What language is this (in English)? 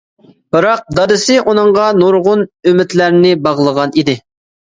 Uyghur